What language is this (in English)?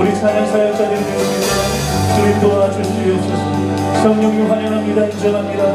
Korean